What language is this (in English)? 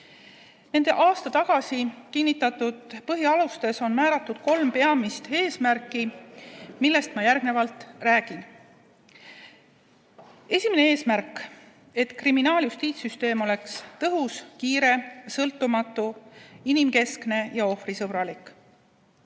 Estonian